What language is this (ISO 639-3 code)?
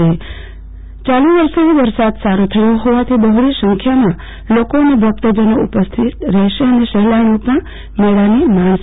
guj